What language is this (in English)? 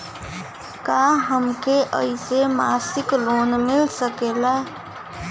Bhojpuri